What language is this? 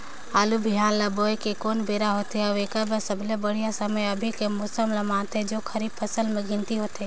Chhattisgarhi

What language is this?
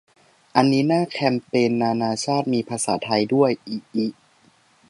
Thai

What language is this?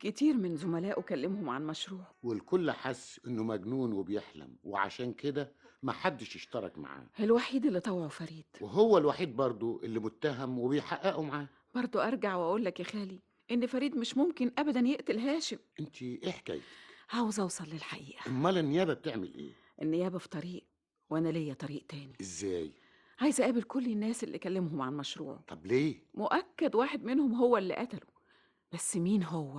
Arabic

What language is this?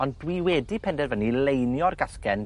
Welsh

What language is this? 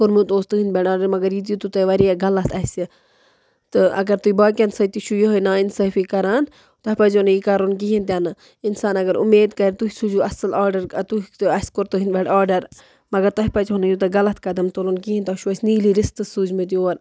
Kashmiri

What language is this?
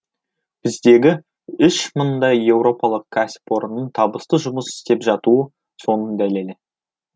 Kazakh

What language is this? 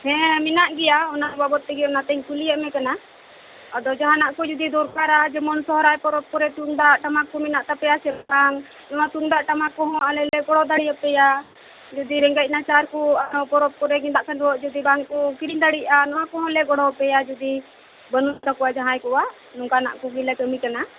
Santali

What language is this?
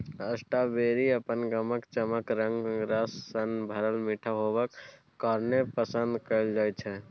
Maithili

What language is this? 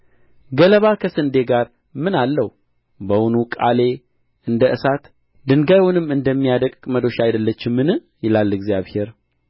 Amharic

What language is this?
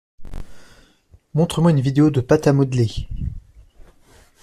French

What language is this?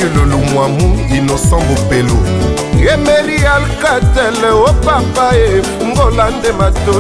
French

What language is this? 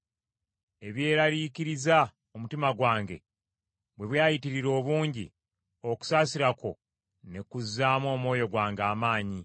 Ganda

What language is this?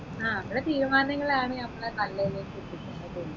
Malayalam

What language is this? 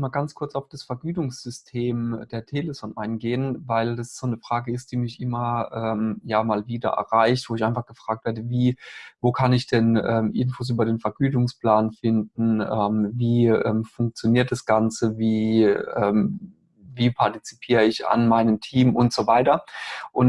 German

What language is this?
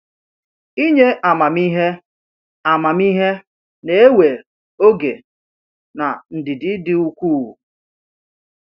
Igbo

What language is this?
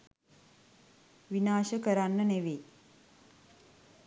Sinhala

